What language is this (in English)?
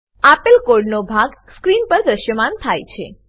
Gujarati